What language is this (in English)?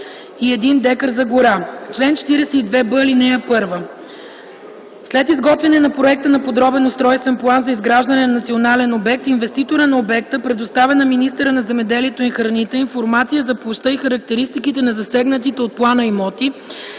Bulgarian